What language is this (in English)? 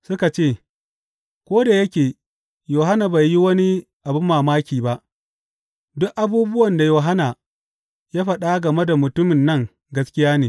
Hausa